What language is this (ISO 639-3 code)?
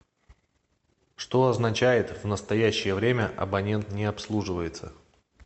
rus